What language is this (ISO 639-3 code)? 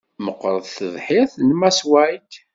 kab